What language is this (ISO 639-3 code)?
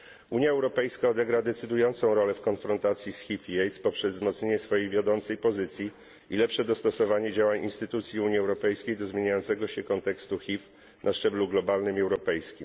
pol